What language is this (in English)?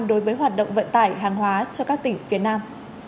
Vietnamese